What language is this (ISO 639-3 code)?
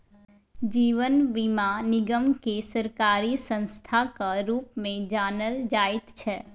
mai